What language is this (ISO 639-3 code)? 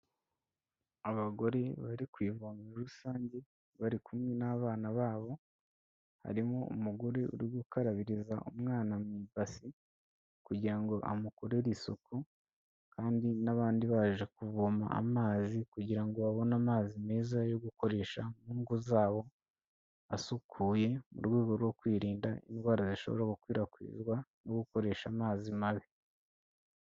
kin